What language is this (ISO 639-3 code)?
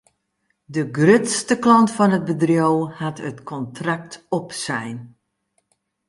fry